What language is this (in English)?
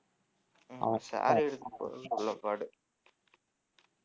Tamil